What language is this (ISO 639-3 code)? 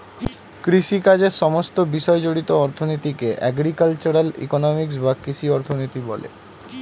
ben